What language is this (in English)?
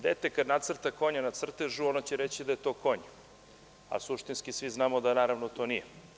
Serbian